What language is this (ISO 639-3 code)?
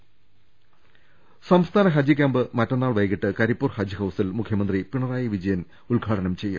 mal